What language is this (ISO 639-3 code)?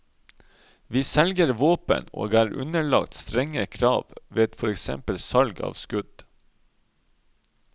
nor